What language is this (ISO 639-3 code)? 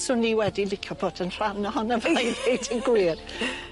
cym